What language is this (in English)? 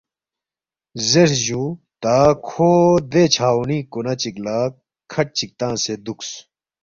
Balti